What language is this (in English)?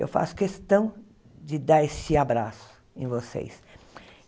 Portuguese